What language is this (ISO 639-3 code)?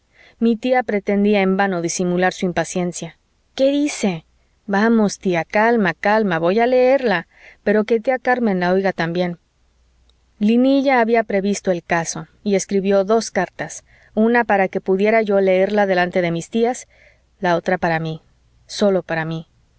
spa